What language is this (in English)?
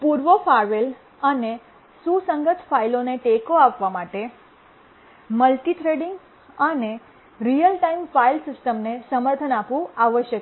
Gujarati